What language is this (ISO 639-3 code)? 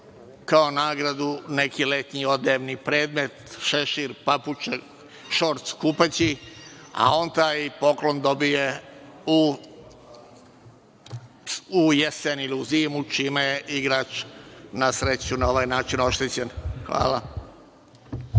srp